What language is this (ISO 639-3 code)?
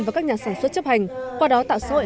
vie